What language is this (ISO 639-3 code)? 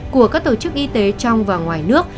vie